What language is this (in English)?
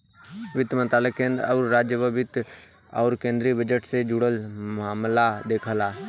Bhojpuri